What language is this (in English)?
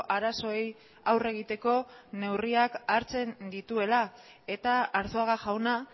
Basque